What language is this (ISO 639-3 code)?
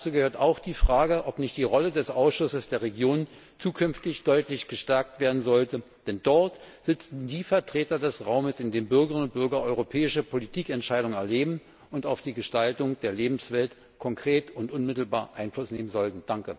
deu